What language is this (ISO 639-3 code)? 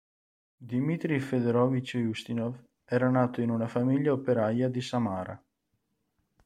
ita